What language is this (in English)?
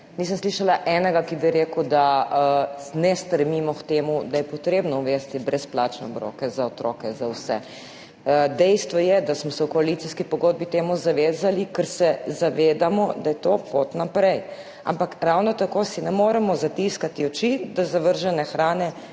Slovenian